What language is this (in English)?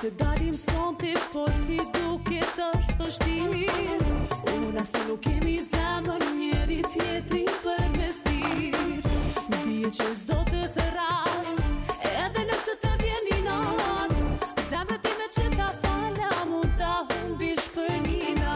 Bulgarian